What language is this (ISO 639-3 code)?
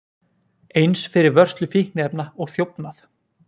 isl